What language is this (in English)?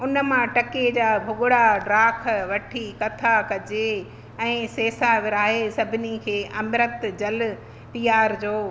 Sindhi